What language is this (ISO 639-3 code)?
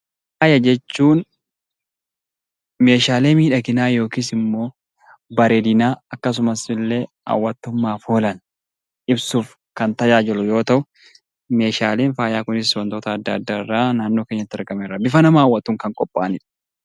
orm